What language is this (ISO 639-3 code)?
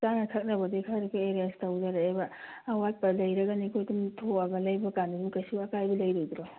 mni